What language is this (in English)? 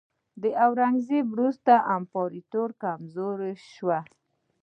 Pashto